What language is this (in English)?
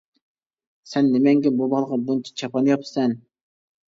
Uyghur